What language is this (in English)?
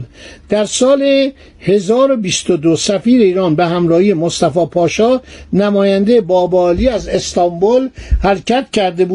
Persian